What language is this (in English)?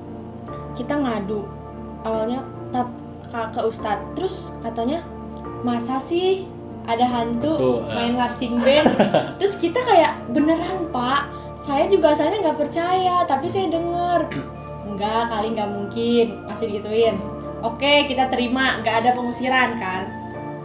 Indonesian